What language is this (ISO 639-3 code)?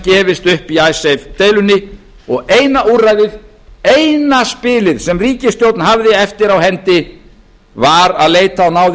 isl